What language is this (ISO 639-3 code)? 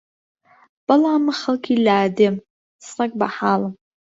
ckb